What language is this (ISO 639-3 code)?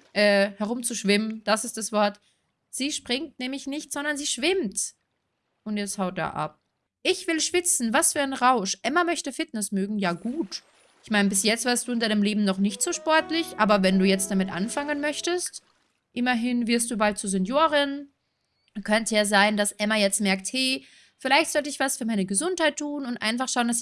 deu